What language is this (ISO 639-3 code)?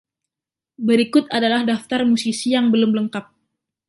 ind